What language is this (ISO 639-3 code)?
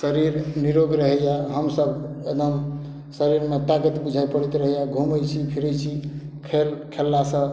mai